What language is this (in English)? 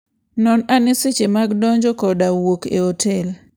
Luo (Kenya and Tanzania)